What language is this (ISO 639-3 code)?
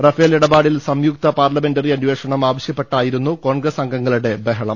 mal